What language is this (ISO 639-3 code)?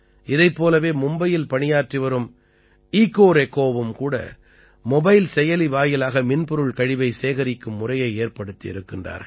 tam